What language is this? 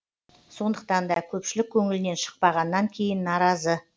Kazakh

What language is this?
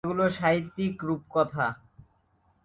Bangla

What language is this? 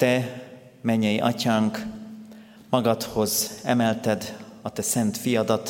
Hungarian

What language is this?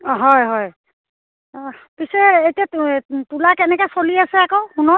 Assamese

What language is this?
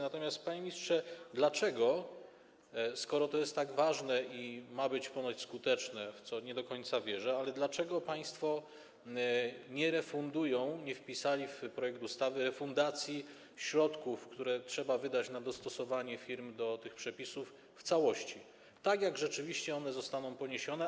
Polish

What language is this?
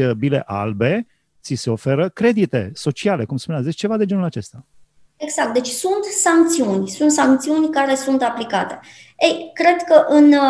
Romanian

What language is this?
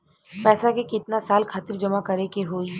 Bhojpuri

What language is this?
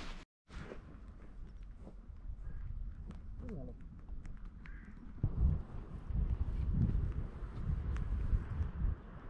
Thai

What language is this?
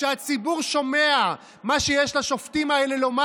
Hebrew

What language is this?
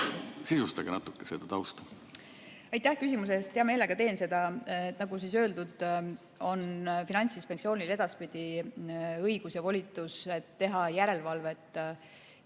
Estonian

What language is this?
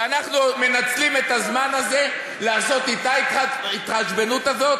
Hebrew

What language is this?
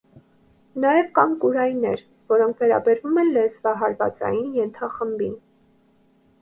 Armenian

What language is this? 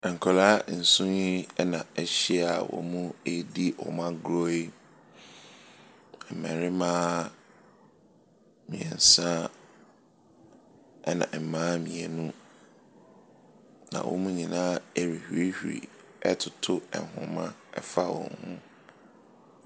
Akan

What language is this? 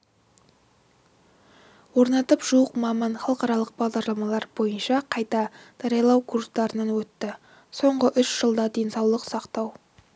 Kazakh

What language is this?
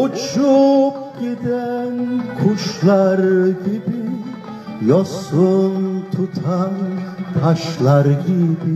Turkish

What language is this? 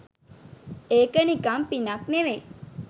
Sinhala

